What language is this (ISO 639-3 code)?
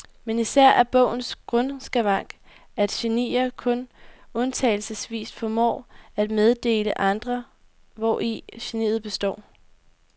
dan